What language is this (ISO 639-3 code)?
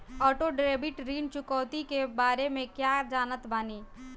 bho